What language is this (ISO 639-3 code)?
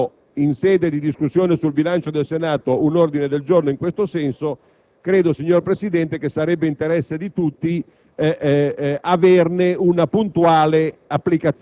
ita